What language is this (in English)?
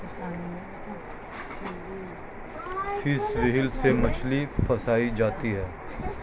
Hindi